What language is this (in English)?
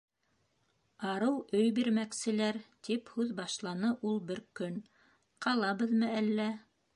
Bashkir